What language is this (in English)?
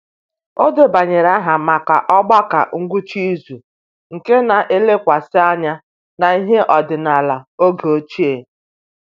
Igbo